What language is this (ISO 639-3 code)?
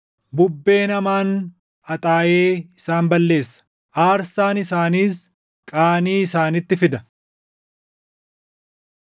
orm